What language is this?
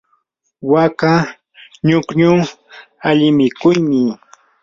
Yanahuanca Pasco Quechua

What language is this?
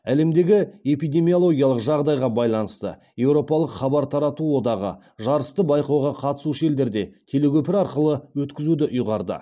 Kazakh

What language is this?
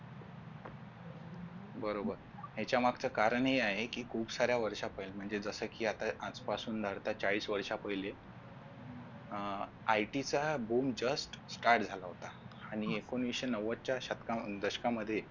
Marathi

